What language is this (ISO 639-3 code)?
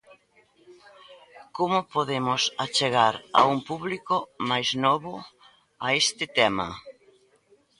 glg